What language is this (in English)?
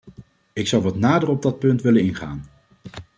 Dutch